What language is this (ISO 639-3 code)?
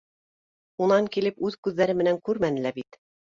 bak